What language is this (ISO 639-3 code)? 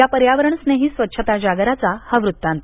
mar